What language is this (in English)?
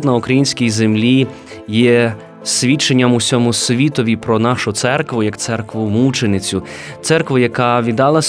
Ukrainian